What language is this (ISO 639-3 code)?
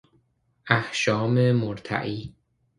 fas